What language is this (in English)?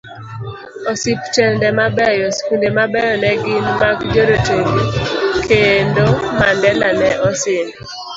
Luo (Kenya and Tanzania)